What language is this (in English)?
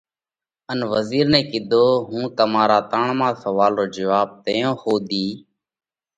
Parkari Koli